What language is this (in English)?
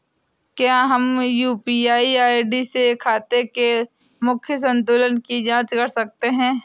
Hindi